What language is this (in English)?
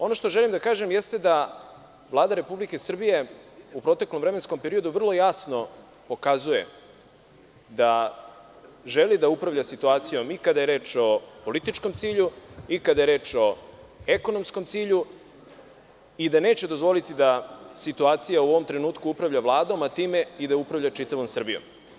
Serbian